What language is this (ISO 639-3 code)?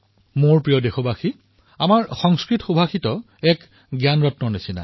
asm